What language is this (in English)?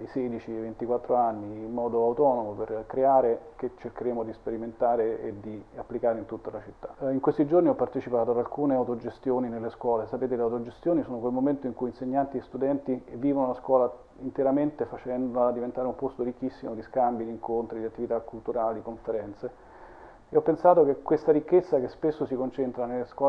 Italian